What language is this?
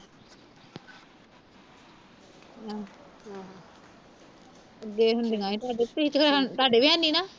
Punjabi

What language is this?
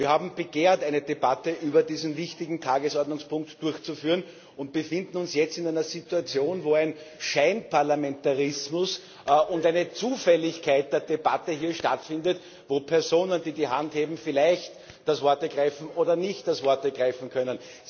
German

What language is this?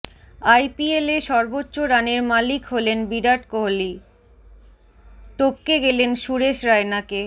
Bangla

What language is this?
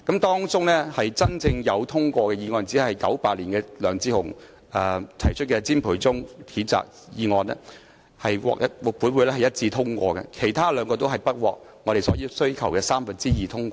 Cantonese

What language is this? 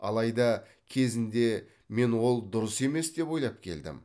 Kazakh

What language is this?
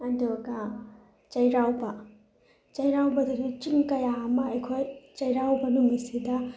Manipuri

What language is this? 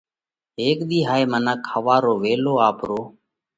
Parkari Koli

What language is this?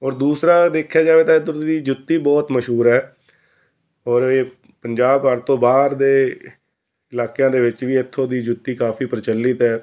Punjabi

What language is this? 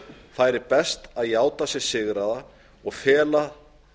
Icelandic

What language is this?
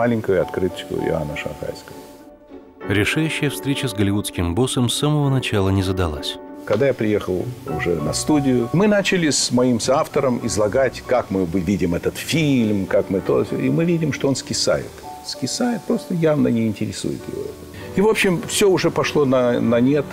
Russian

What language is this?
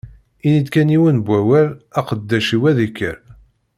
Kabyle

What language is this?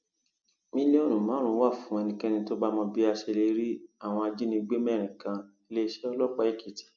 Yoruba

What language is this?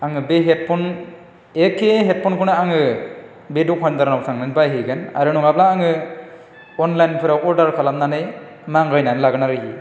Bodo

